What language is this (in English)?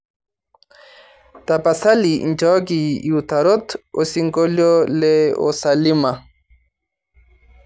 Masai